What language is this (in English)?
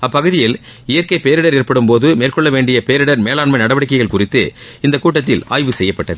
Tamil